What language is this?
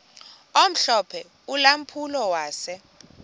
Xhosa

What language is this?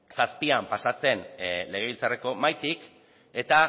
Basque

